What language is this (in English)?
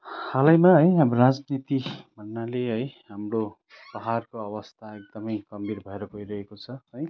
Nepali